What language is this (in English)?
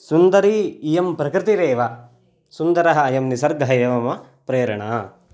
Sanskrit